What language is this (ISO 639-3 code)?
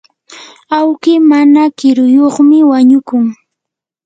qur